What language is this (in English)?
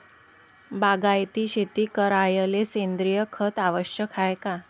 Marathi